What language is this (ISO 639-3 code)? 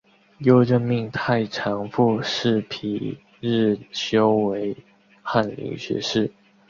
zho